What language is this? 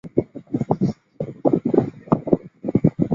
Chinese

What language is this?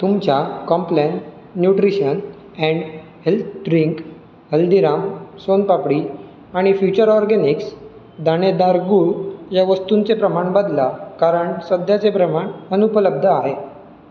Marathi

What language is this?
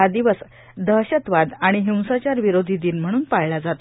Marathi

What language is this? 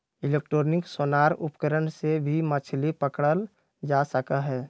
Magahi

